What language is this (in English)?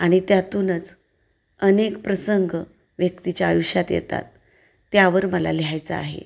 Marathi